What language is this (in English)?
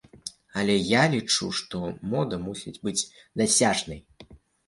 Belarusian